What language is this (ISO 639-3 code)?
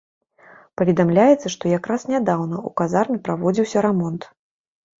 bel